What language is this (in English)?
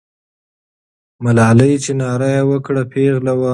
Pashto